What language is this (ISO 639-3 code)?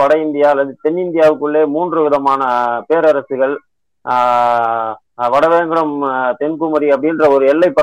tam